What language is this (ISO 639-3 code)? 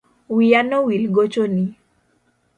luo